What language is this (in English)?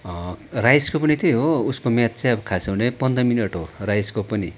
Nepali